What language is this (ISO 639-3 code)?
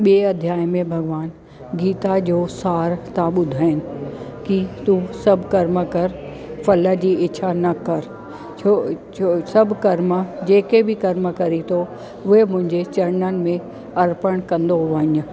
snd